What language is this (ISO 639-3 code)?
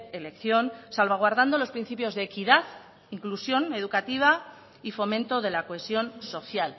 spa